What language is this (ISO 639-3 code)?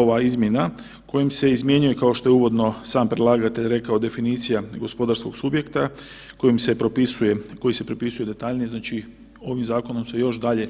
hrv